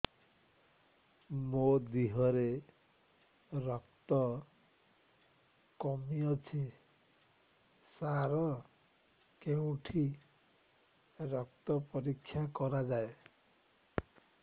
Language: Odia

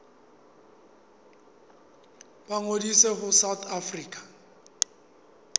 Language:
Southern Sotho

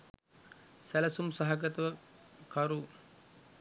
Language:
Sinhala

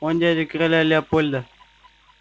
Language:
Russian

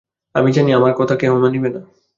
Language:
Bangla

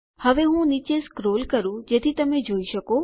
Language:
Gujarati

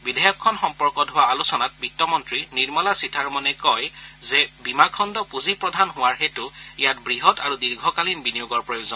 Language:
Assamese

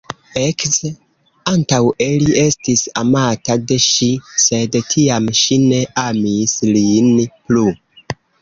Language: Esperanto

